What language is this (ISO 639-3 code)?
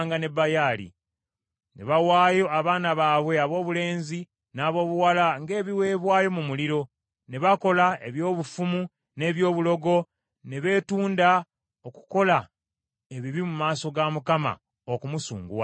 lug